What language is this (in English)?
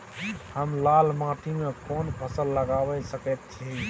Maithili